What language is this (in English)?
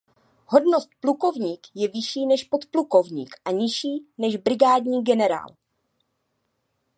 Czech